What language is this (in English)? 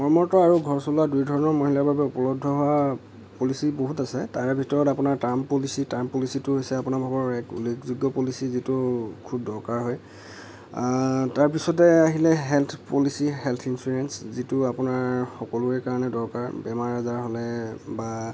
Assamese